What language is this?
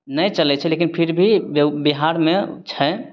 Maithili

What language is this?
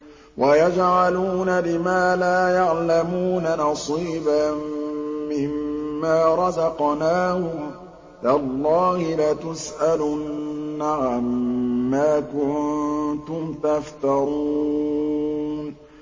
Arabic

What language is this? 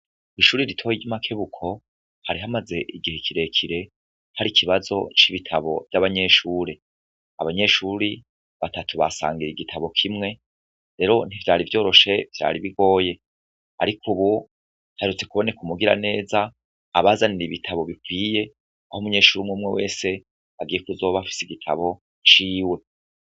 Rundi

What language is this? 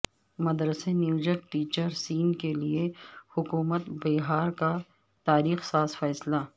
Urdu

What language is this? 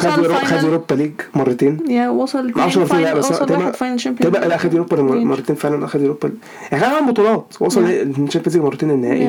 Arabic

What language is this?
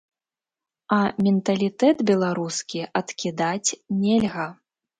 Belarusian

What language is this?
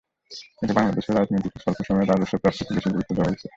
Bangla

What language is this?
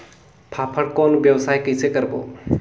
Chhattisgarhi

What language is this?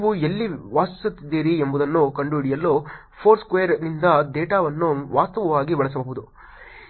Kannada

